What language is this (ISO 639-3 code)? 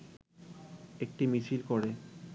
ben